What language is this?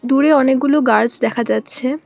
Bangla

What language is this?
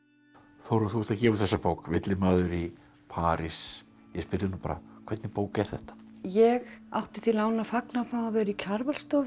Icelandic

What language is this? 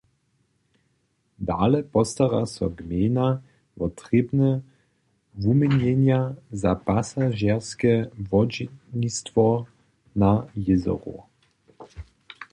Upper Sorbian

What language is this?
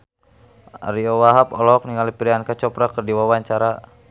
Sundanese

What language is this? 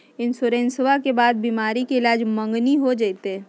Magahi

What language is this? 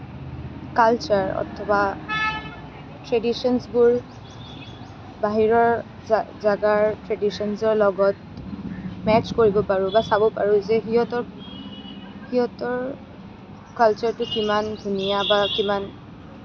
Assamese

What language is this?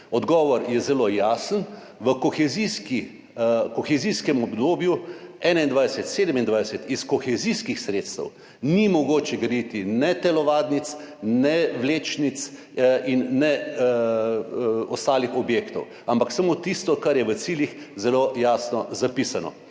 Slovenian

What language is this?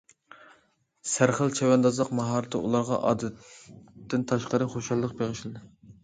Uyghur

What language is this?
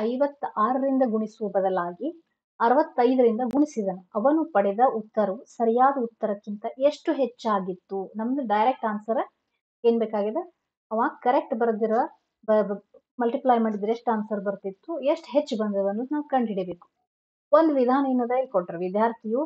Kannada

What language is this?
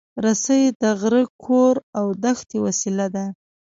Pashto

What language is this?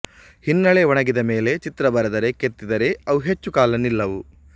Kannada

